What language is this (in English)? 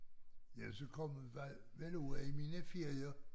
Danish